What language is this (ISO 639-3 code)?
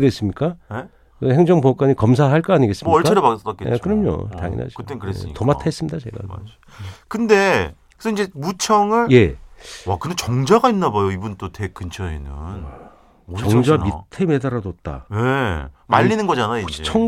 kor